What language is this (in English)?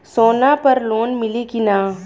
Bhojpuri